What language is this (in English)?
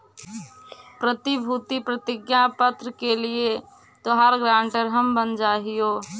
Magahi